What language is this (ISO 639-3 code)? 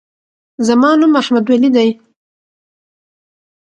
pus